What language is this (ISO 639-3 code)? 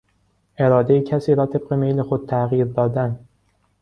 fas